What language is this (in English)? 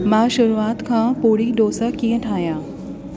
Sindhi